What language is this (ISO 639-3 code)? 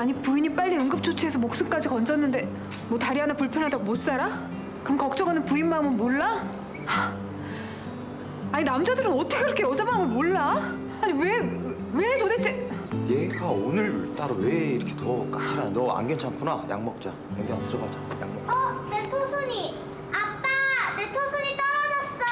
kor